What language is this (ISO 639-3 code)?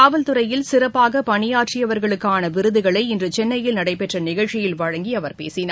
tam